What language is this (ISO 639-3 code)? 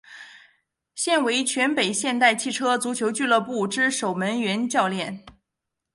zho